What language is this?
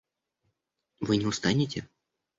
Russian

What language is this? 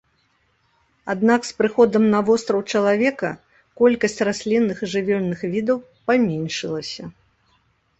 Belarusian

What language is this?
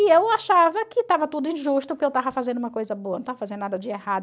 Portuguese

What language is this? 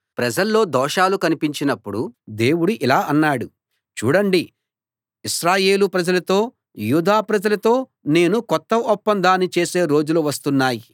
Telugu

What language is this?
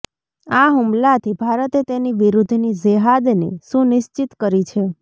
Gujarati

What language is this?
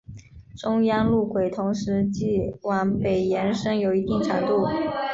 Chinese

